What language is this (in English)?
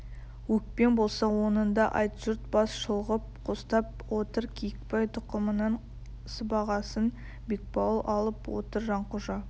Kazakh